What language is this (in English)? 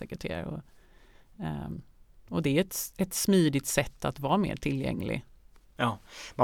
Swedish